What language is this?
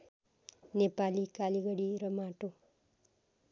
Nepali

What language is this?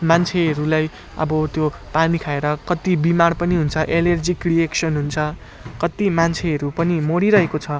Nepali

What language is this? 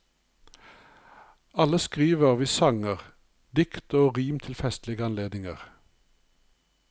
Norwegian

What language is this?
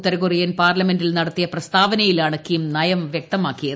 Malayalam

